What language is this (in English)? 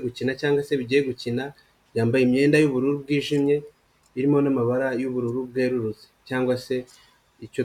Kinyarwanda